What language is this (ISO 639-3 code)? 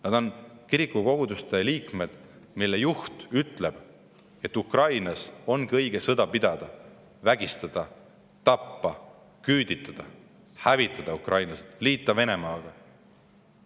est